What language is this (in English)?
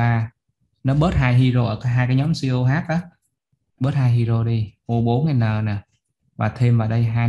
Vietnamese